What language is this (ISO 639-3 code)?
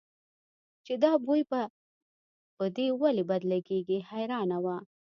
pus